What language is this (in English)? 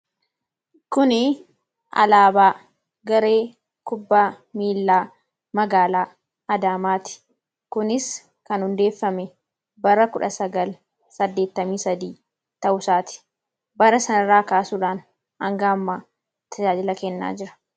Oromo